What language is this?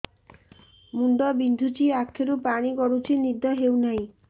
Odia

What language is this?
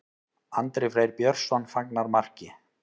Icelandic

